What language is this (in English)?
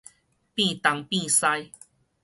Min Nan Chinese